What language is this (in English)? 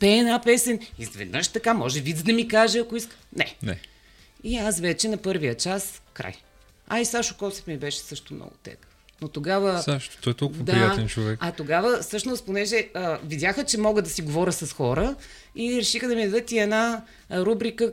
Bulgarian